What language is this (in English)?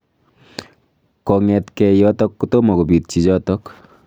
Kalenjin